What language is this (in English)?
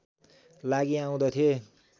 Nepali